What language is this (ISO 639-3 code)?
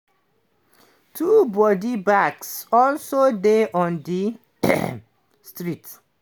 pcm